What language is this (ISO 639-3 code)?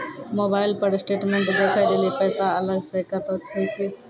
mai